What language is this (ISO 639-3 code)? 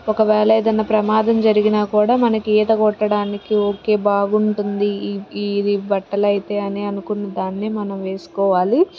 tel